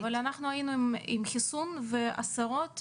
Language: Hebrew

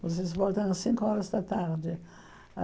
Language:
Portuguese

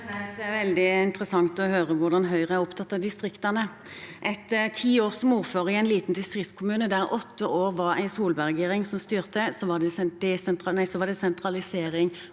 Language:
Norwegian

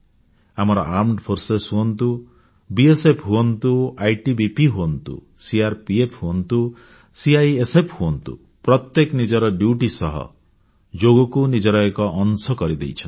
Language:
Odia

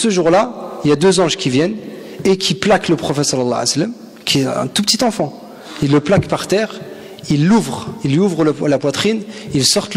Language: French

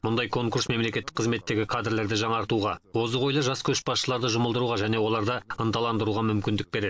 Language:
Kazakh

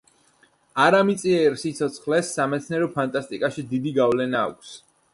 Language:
Georgian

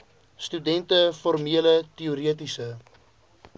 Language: Afrikaans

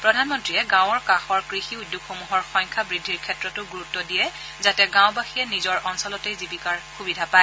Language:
Assamese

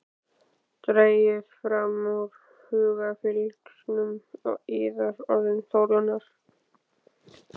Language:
Icelandic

